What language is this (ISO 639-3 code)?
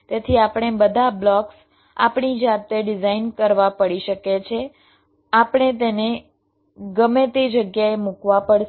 guj